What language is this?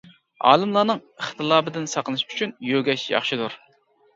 Uyghur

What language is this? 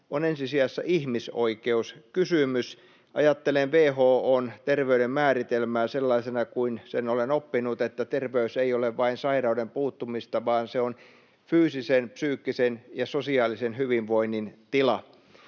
Finnish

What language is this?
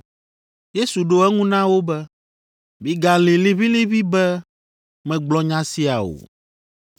Ewe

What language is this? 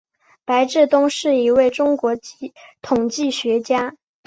Chinese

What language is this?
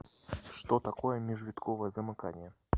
Russian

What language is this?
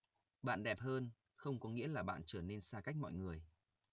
Vietnamese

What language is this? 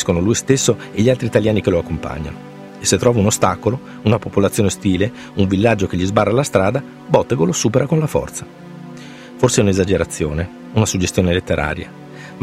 Italian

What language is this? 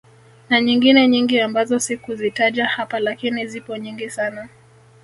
Swahili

